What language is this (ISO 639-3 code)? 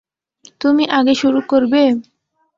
ben